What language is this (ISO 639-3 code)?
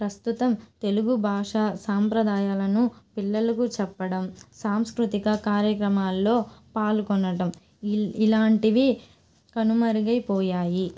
tel